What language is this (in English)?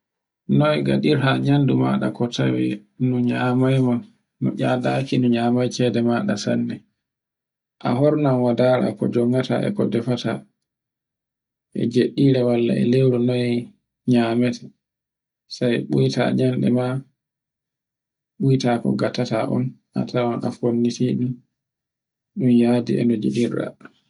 Borgu Fulfulde